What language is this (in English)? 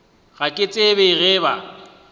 Northern Sotho